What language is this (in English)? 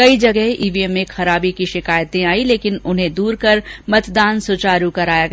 Hindi